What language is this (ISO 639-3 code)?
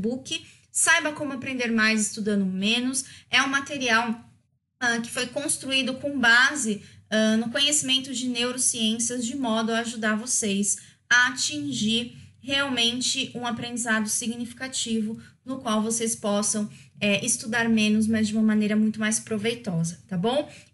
por